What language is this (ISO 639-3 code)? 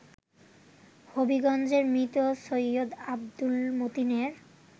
ben